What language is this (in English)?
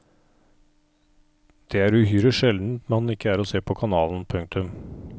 Norwegian